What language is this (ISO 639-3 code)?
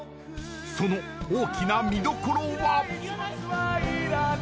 jpn